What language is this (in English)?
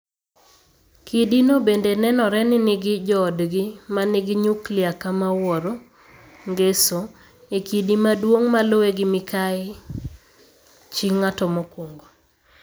Luo (Kenya and Tanzania)